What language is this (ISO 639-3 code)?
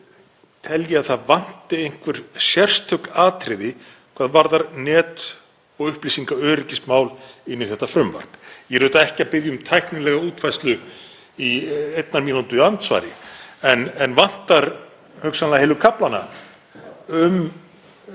isl